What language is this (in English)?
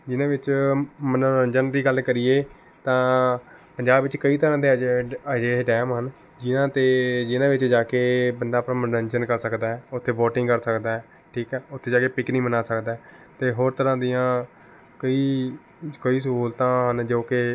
Punjabi